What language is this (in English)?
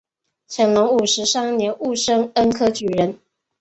Chinese